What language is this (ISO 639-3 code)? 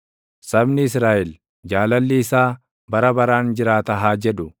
orm